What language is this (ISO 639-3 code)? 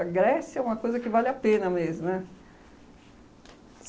por